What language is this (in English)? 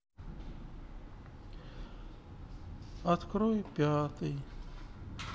Russian